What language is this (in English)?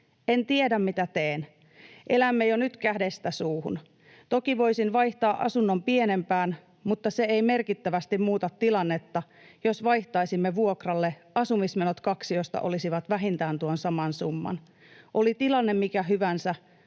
Finnish